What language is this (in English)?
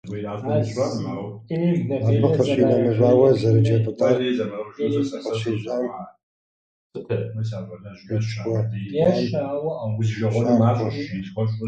Kabardian